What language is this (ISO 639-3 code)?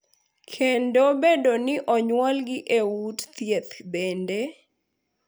luo